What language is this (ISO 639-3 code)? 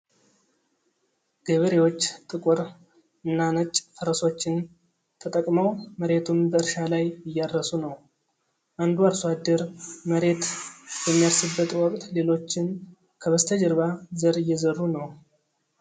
amh